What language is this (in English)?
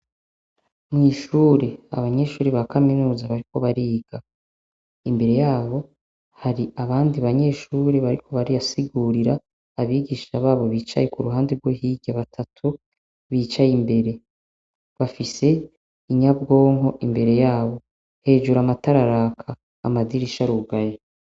Rundi